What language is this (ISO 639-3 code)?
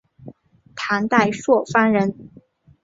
zho